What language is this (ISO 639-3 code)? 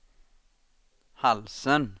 swe